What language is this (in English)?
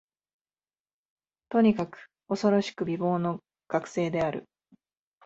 Japanese